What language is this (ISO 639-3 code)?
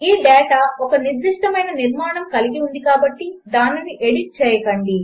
tel